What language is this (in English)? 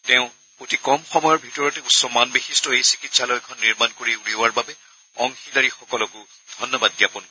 Assamese